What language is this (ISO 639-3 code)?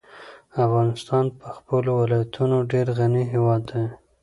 pus